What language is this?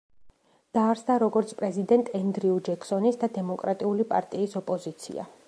Georgian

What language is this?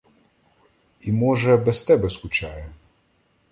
Ukrainian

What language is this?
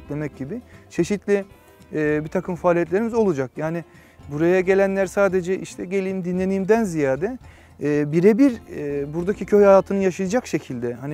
Turkish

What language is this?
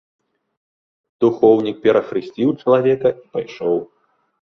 Belarusian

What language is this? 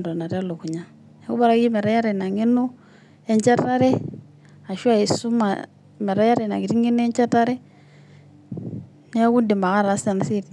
Masai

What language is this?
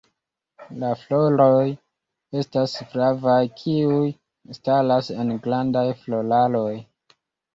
Esperanto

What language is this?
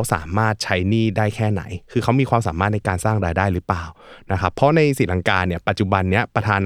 Thai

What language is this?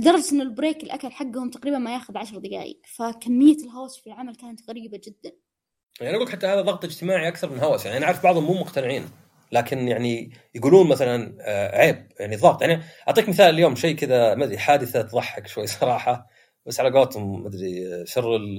Arabic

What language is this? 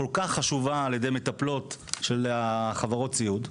Hebrew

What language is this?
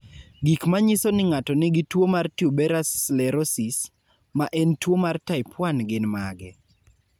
Luo (Kenya and Tanzania)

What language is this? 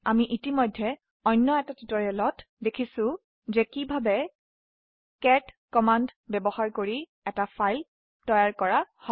Assamese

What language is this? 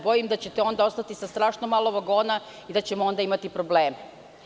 Serbian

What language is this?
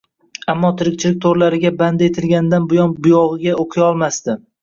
Uzbek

